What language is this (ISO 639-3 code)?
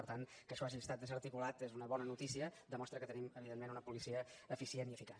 cat